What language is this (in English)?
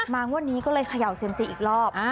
Thai